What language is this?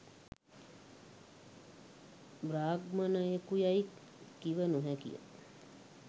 Sinhala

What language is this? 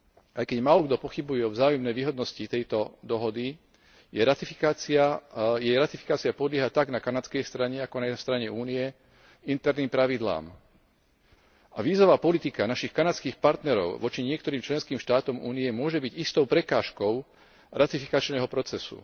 Slovak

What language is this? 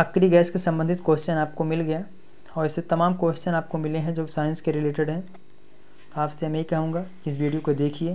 Hindi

